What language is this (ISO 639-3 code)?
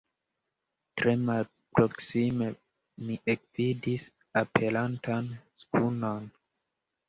epo